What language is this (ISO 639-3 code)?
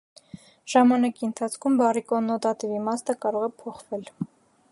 hye